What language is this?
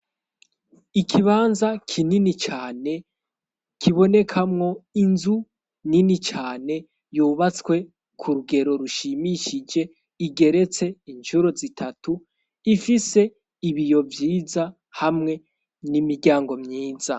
Rundi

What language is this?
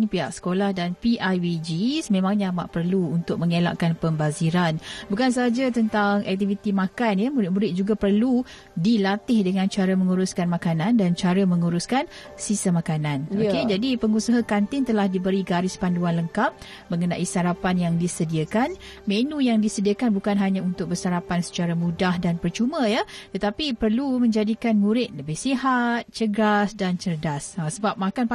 Malay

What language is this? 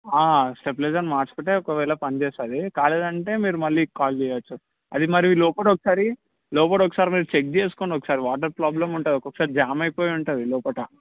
Telugu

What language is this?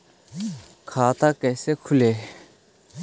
Magahi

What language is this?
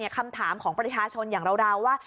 Thai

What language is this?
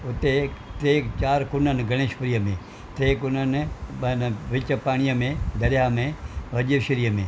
Sindhi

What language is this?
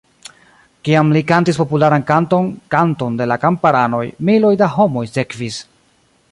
Esperanto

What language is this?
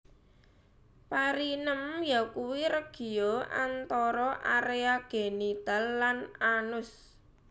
Javanese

